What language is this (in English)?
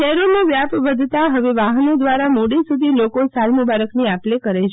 Gujarati